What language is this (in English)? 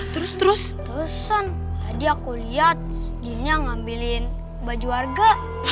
Indonesian